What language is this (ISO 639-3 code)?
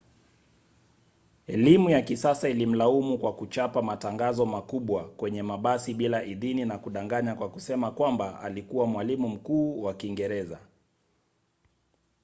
swa